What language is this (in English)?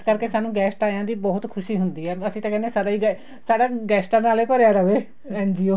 Punjabi